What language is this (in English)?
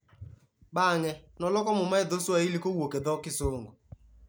Luo (Kenya and Tanzania)